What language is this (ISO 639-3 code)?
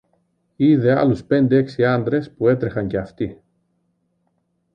ell